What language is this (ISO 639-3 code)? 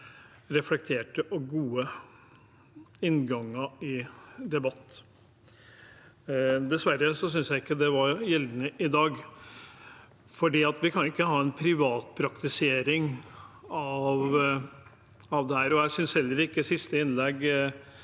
nor